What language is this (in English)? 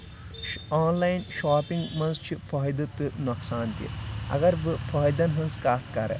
Kashmiri